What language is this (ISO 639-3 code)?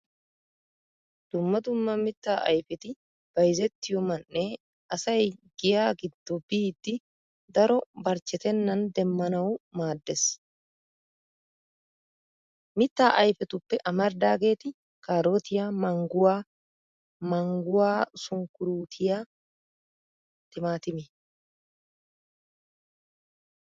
wal